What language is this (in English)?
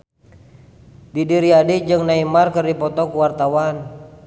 Sundanese